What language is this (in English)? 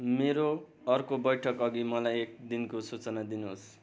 Nepali